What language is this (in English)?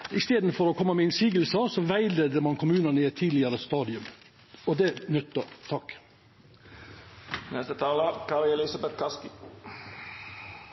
Norwegian Nynorsk